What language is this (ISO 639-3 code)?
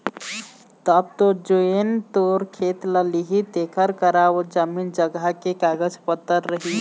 hne